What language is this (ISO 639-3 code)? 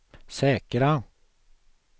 swe